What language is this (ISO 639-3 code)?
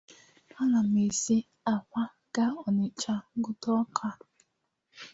ibo